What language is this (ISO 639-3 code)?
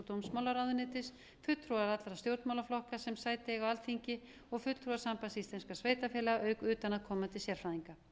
isl